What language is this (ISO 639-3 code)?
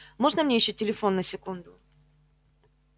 rus